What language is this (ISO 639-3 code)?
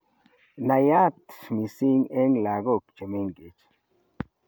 kln